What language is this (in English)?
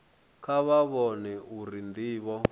Venda